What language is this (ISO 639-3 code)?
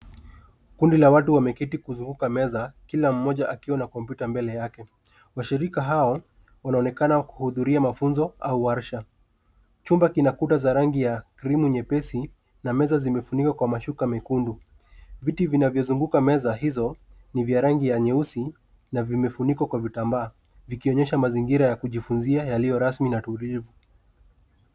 swa